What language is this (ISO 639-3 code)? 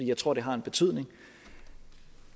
dan